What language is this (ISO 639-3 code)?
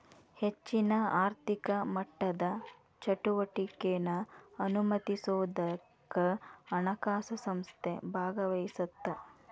kan